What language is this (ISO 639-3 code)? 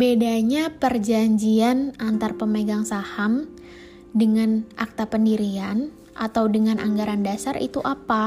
ind